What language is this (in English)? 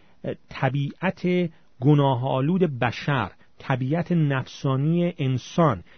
Persian